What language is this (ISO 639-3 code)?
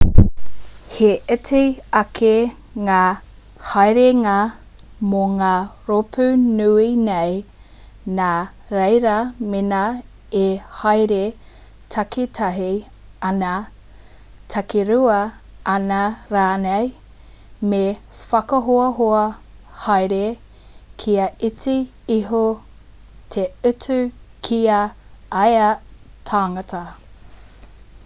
mri